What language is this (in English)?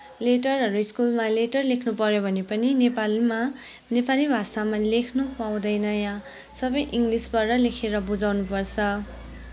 Nepali